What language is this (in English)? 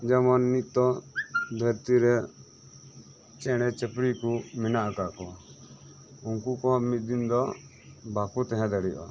Santali